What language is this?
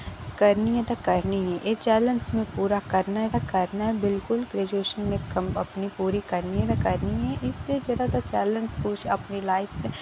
Dogri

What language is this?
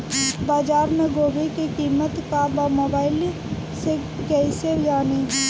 Bhojpuri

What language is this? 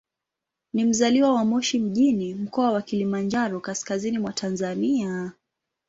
Swahili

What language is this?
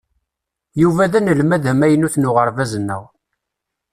Kabyle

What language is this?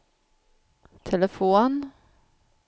Swedish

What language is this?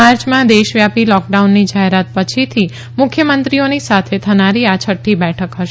Gujarati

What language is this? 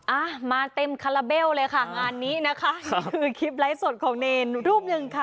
Thai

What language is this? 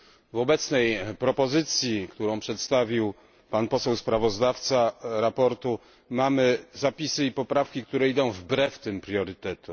Polish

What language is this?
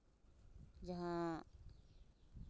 Santali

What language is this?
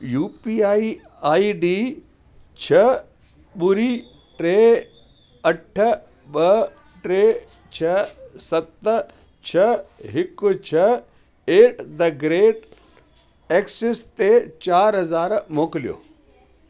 Sindhi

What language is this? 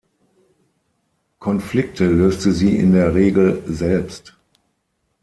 German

